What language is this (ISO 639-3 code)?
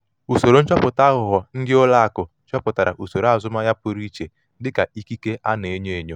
ibo